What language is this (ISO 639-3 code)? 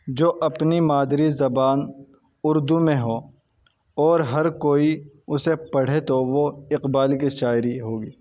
urd